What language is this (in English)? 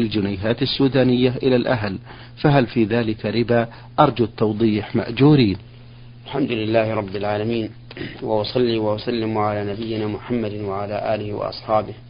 Arabic